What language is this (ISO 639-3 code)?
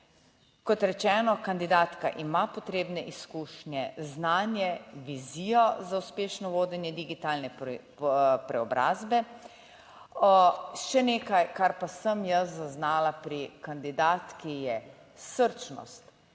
slv